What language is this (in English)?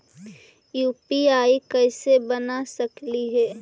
Magahi